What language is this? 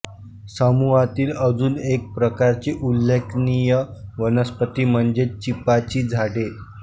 Marathi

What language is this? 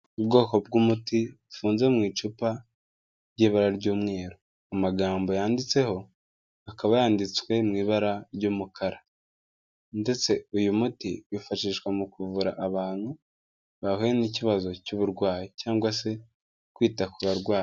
Kinyarwanda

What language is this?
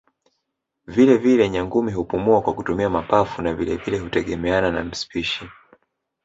Swahili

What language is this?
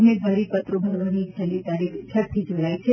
Gujarati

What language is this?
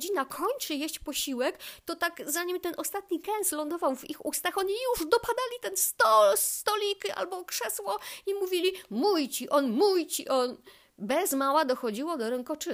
Polish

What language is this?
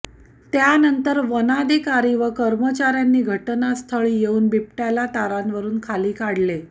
Marathi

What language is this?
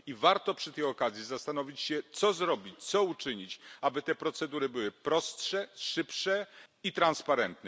Polish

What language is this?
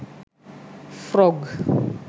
Sinhala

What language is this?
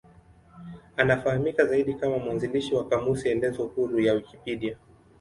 Swahili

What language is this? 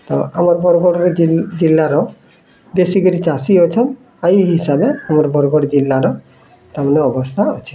Odia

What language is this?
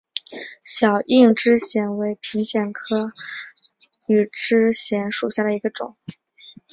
Chinese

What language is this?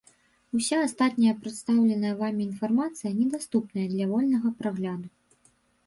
Belarusian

